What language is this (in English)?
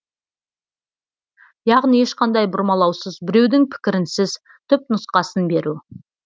Kazakh